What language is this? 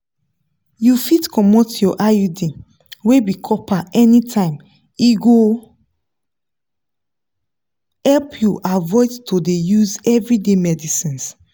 Nigerian Pidgin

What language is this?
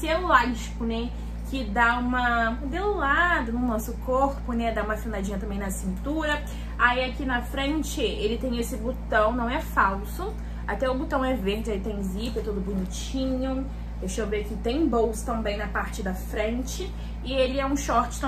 Portuguese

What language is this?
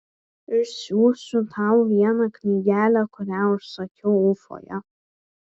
Lithuanian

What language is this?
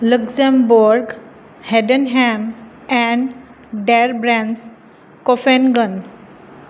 Punjabi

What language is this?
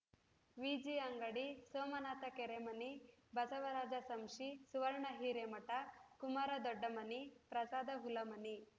Kannada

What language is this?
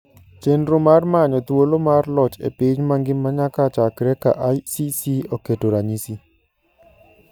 Luo (Kenya and Tanzania)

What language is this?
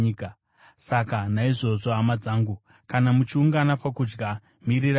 Shona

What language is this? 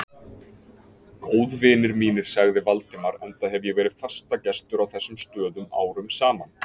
Icelandic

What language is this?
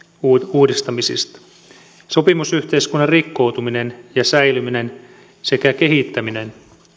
Finnish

